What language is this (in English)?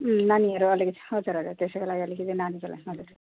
Nepali